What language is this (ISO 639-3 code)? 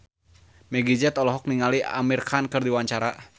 sun